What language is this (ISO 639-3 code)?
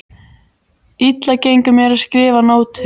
isl